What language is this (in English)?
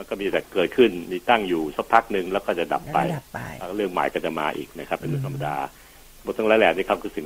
Thai